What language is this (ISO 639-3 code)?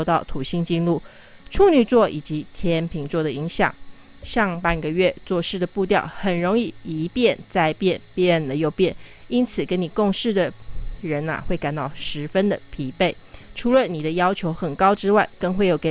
zho